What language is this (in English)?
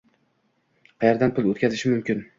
Uzbek